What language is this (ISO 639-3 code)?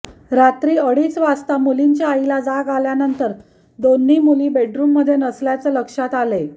mar